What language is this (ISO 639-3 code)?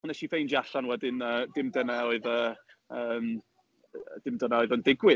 cym